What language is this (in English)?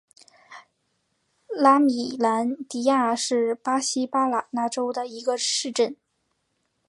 Chinese